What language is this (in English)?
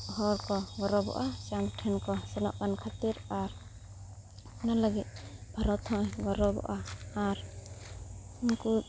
Santali